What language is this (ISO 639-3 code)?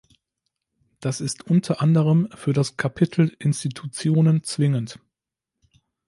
deu